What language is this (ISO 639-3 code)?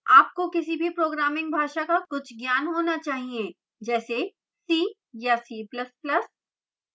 hin